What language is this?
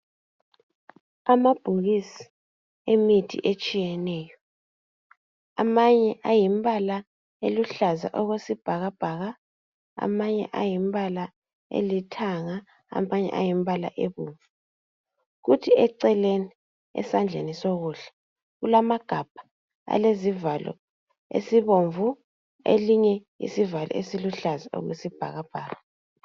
North Ndebele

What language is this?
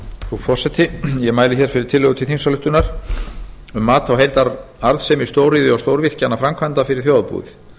Icelandic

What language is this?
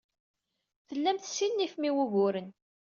Kabyle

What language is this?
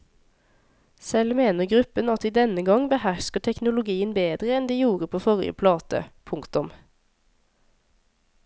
Norwegian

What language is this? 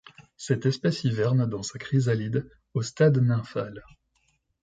French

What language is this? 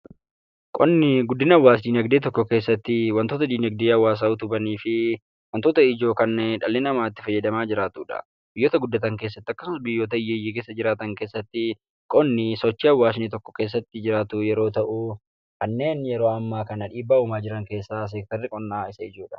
Oromo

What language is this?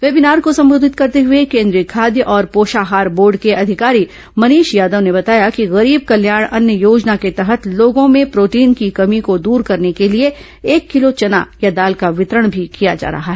Hindi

